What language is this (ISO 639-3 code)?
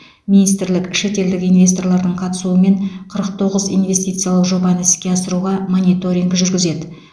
kaz